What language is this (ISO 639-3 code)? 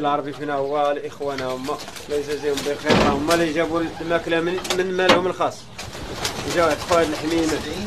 ara